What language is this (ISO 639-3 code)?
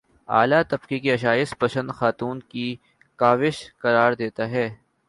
urd